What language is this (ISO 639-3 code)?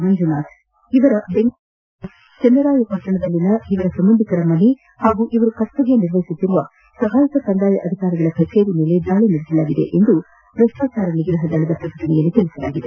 kan